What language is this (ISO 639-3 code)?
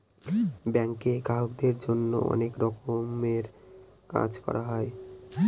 ben